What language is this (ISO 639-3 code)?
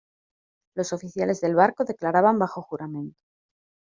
spa